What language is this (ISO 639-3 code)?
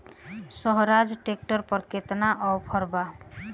bho